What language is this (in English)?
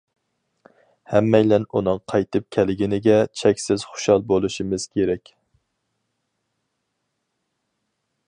Uyghur